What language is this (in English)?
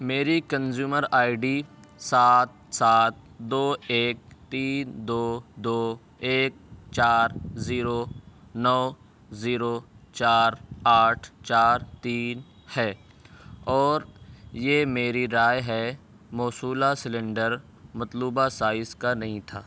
Urdu